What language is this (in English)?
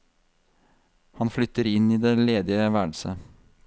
Norwegian